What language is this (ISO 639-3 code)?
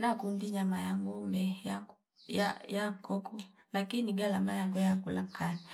fip